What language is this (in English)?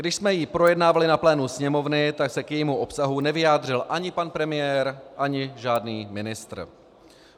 Czech